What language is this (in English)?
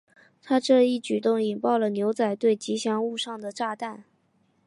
Chinese